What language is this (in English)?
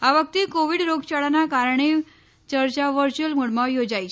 Gujarati